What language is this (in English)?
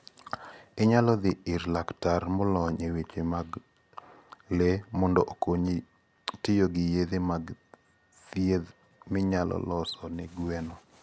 Luo (Kenya and Tanzania)